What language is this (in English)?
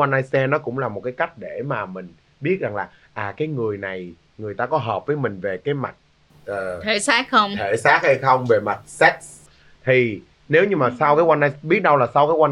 Vietnamese